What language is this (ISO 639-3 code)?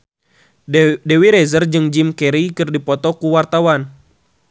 sun